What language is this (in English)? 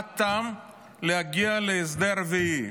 Hebrew